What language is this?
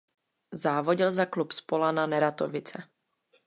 Czech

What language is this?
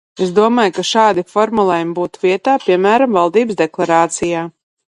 Latvian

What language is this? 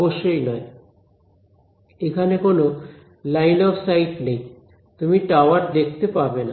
Bangla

